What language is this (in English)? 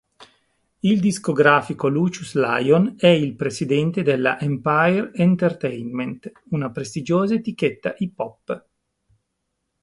Italian